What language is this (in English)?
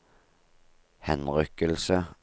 Norwegian